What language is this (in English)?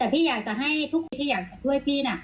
Thai